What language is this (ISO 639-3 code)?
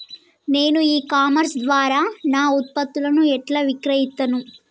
tel